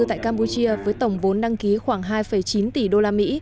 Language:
Vietnamese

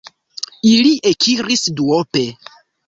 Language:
Esperanto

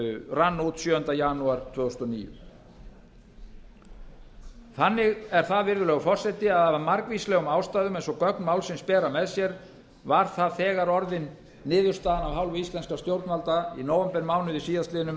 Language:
Icelandic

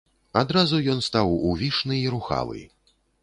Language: Belarusian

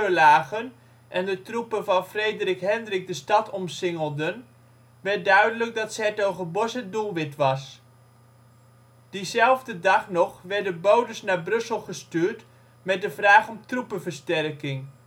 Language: Dutch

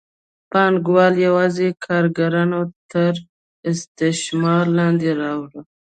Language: Pashto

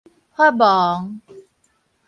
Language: Min Nan Chinese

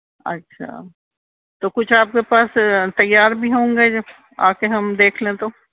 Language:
Urdu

